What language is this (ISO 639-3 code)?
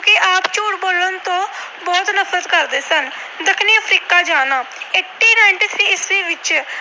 pan